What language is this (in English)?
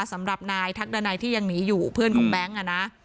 Thai